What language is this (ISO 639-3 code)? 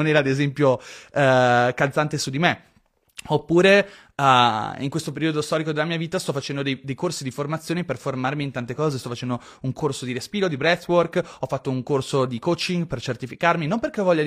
ita